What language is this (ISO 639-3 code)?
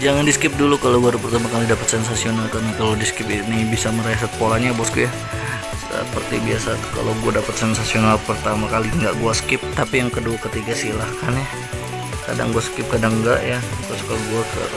ind